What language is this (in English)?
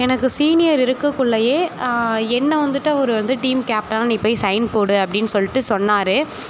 Tamil